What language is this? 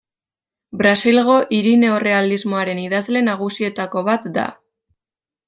Basque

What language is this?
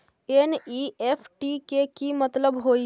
Magahi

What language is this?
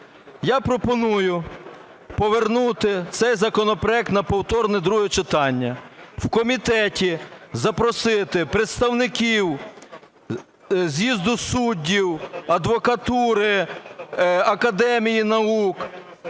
Ukrainian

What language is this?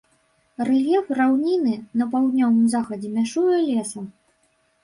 Belarusian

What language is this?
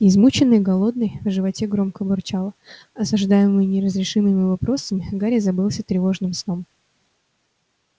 Russian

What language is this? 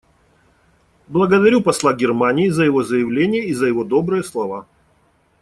Russian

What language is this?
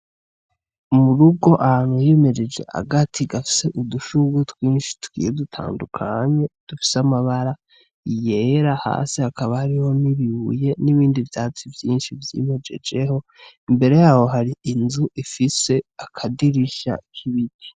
Rundi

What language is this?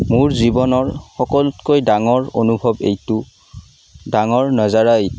Assamese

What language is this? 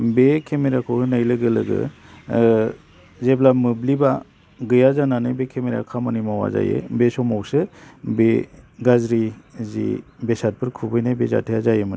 Bodo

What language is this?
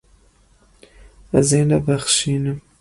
Kurdish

